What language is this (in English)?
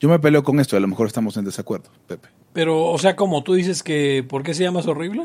Spanish